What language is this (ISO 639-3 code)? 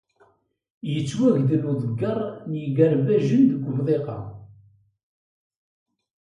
kab